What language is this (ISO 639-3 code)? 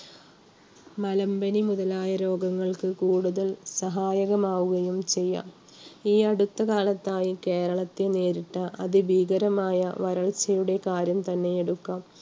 mal